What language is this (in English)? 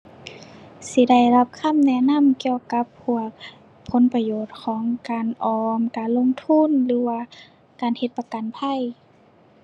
Thai